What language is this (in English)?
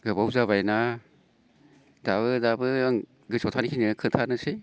Bodo